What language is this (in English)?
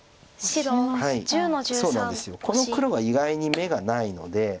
Japanese